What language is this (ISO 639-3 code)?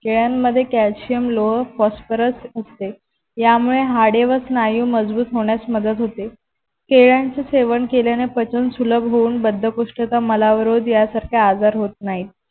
mar